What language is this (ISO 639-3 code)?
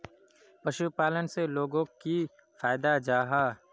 mag